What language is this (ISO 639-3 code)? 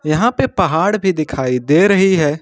hin